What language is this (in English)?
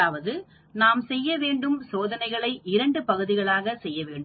Tamil